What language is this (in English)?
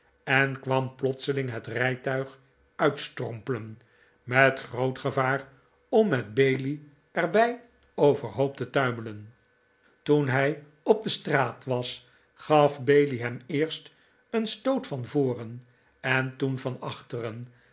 Dutch